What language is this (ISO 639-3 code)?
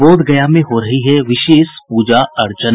hin